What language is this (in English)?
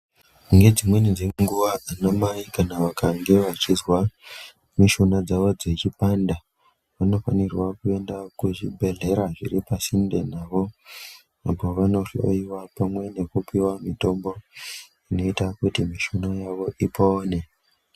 Ndau